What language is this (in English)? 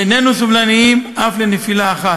Hebrew